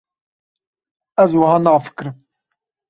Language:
Kurdish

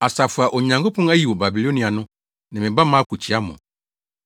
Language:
Akan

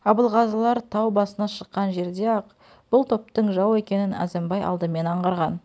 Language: Kazakh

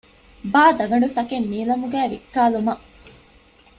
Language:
Divehi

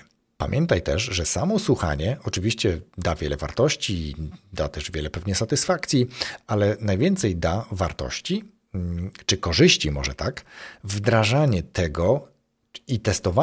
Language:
Polish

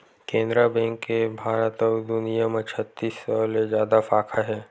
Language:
Chhattisgarhi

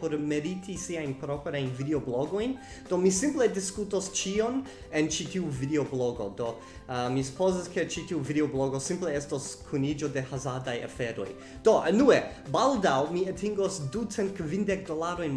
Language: Esperanto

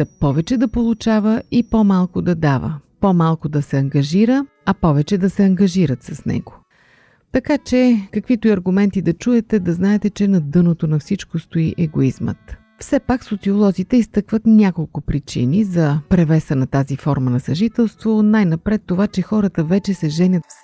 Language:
Bulgarian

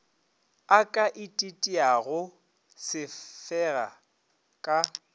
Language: Northern Sotho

